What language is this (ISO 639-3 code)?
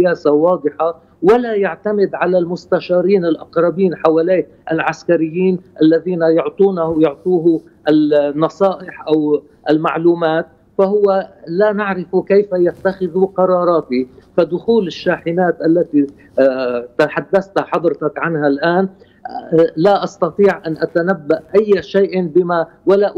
ara